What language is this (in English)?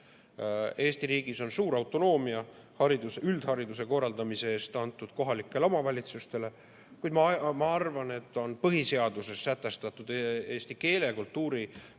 Estonian